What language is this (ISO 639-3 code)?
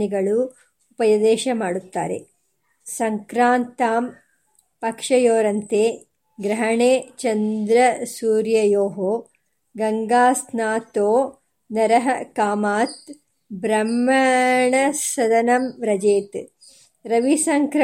kan